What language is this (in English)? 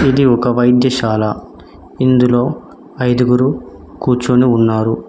Telugu